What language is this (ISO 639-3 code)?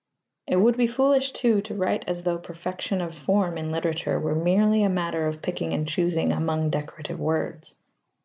eng